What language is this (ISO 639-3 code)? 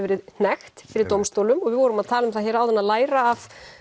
isl